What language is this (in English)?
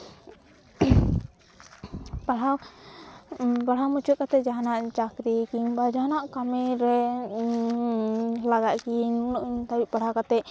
Santali